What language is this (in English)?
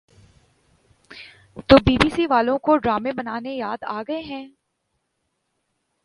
Urdu